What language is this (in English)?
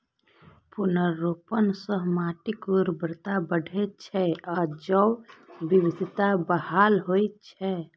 Maithili